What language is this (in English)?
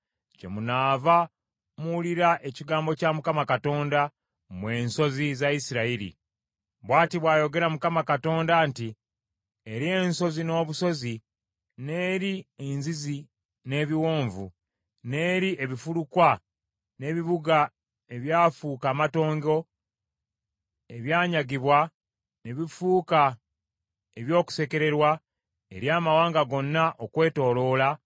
Ganda